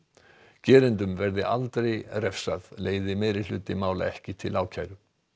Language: Icelandic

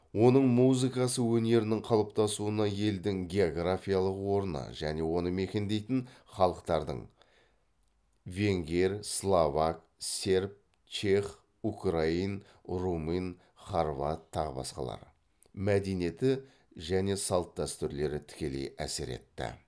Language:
Kazakh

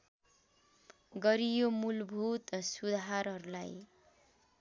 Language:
Nepali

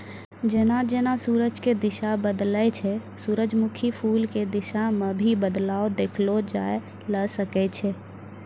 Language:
Maithili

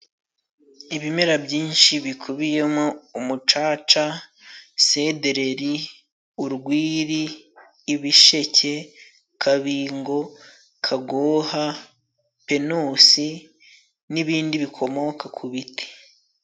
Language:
Kinyarwanda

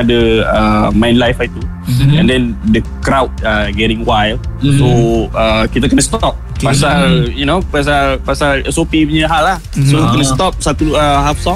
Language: Malay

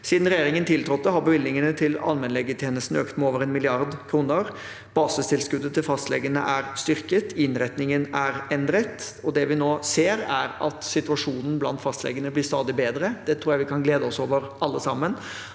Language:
Norwegian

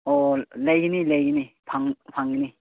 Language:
Manipuri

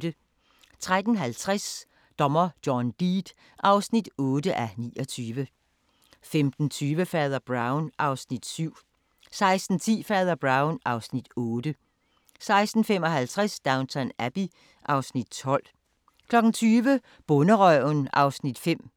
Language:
Danish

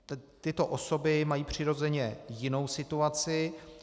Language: Czech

